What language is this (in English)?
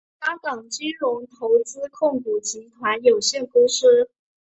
Chinese